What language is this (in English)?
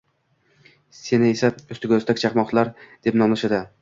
Uzbek